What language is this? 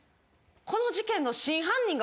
Japanese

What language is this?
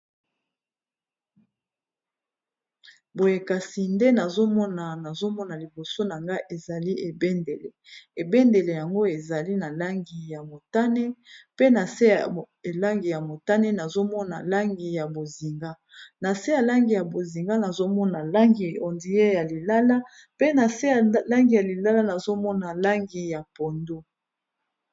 Lingala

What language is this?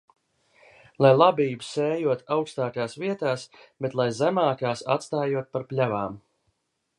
Latvian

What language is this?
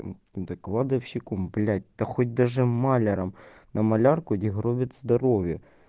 Russian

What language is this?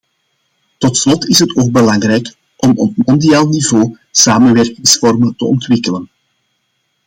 Dutch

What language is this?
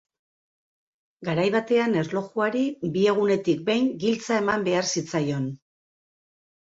Basque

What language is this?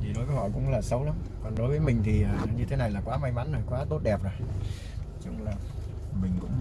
Vietnamese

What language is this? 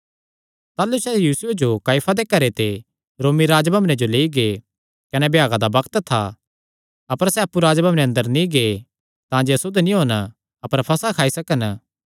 Kangri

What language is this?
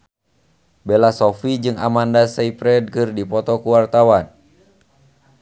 Sundanese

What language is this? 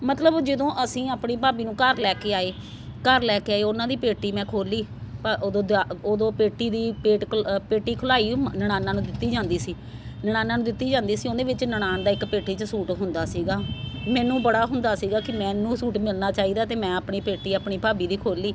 Punjabi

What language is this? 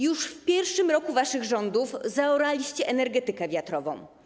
Polish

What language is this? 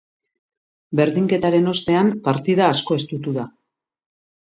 Basque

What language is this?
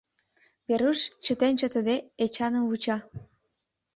Mari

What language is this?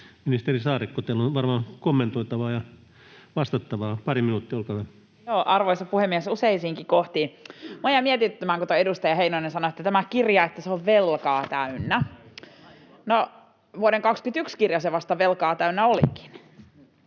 Finnish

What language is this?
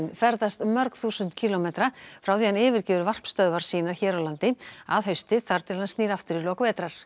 Icelandic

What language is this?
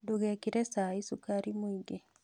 Kikuyu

